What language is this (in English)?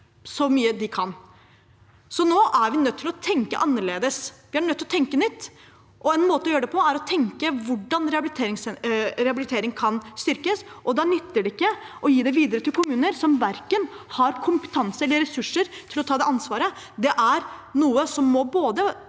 Norwegian